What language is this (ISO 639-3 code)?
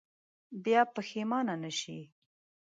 pus